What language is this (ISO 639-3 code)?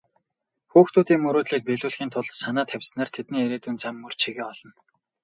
mon